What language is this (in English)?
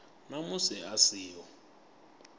Venda